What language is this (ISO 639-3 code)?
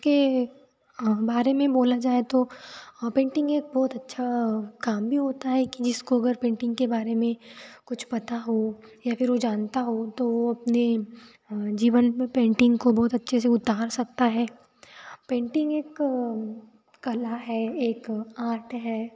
hin